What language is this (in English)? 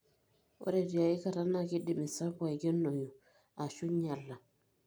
Masai